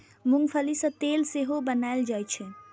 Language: Maithili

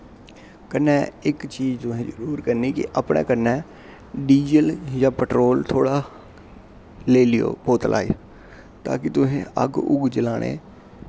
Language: Dogri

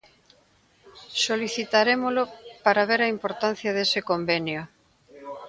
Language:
Galician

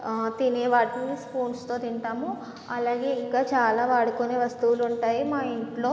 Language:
Telugu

